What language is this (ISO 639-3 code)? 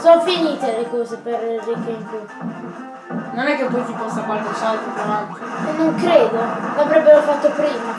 ita